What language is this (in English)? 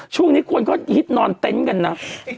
Thai